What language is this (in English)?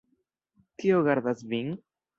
Esperanto